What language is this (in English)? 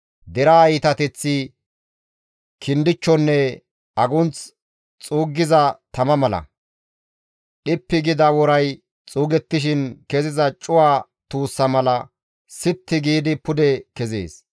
Gamo